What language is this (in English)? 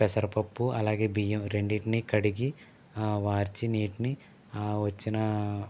Telugu